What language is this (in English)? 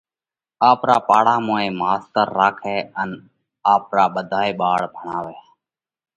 Parkari Koli